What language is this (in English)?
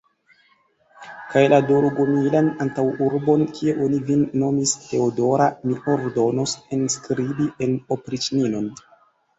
Esperanto